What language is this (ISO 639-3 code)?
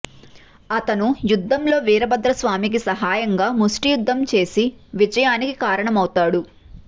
tel